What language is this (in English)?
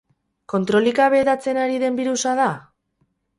Basque